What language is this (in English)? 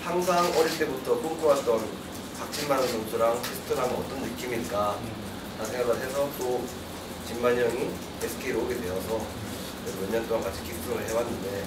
Korean